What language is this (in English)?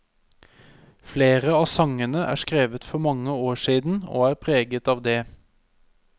Norwegian